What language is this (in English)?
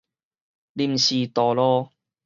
Min Nan Chinese